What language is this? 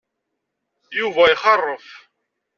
Kabyle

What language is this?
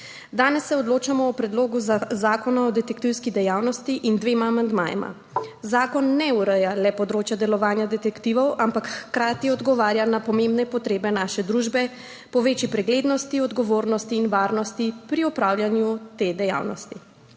Slovenian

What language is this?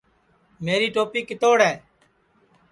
Sansi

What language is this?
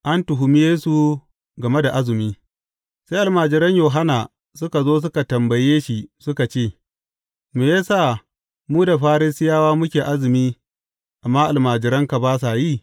Hausa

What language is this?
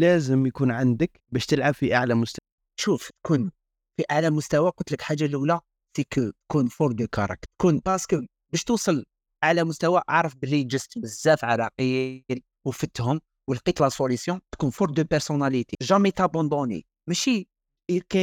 Arabic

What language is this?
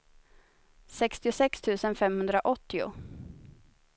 Swedish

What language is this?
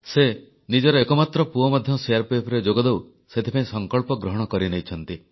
Odia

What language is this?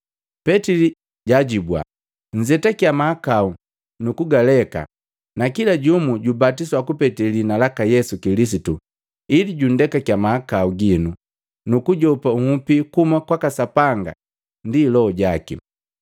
Matengo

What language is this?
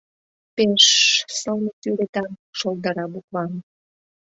Mari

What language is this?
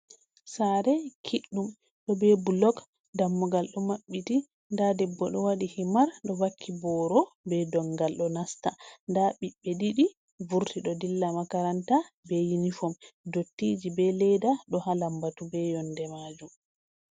Fula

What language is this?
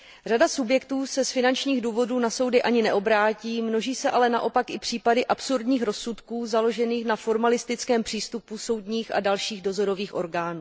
Czech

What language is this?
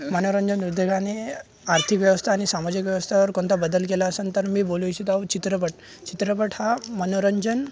Marathi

